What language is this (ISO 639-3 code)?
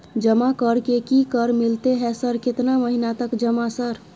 mai